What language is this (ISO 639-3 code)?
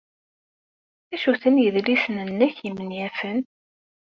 kab